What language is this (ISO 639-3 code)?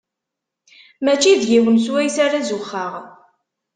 kab